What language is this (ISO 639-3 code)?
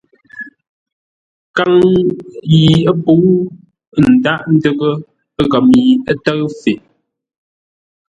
nla